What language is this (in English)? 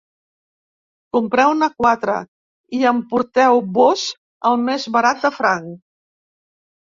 Catalan